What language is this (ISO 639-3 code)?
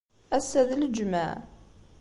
kab